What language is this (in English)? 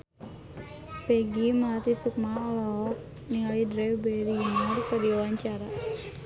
Sundanese